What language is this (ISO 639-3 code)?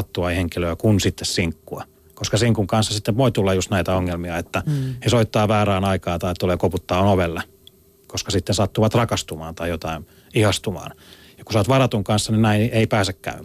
fin